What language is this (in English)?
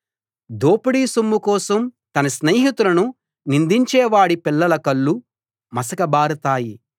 Telugu